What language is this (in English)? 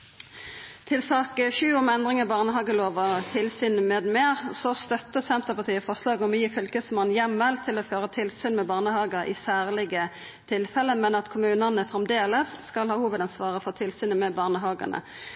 Norwegian Nynorsk